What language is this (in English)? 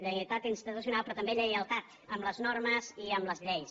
Catalan